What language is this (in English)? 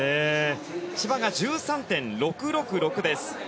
Japanese